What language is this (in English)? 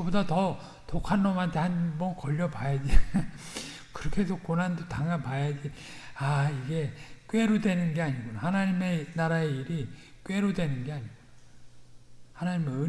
Korean